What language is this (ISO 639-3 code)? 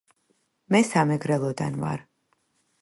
kat